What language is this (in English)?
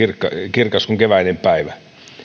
Finnish